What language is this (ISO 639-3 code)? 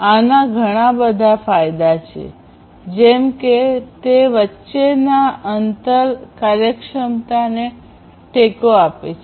guj